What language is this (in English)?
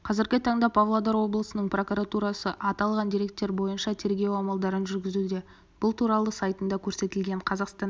Kazakh